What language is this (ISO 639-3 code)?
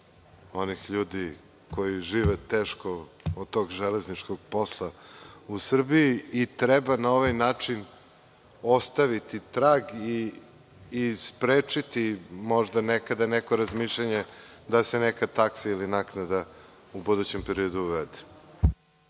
srp